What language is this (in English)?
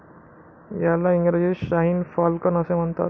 Marathi